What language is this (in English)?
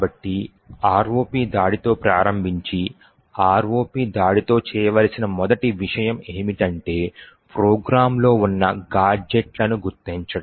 Telugu